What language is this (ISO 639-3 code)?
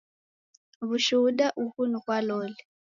dav